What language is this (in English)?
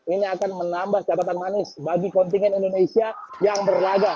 Indonesian